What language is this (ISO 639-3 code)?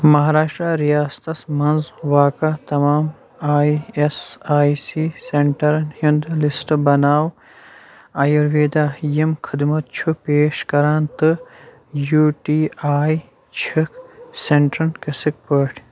kas